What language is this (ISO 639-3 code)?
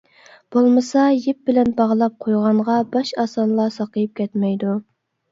uig